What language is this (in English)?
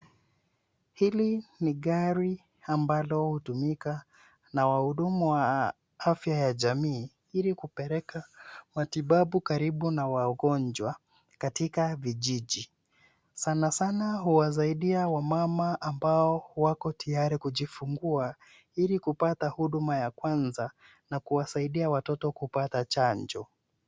Swahili